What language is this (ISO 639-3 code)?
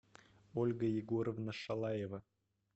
rus